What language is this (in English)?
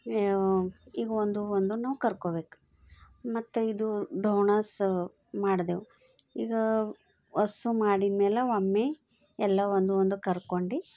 Kannada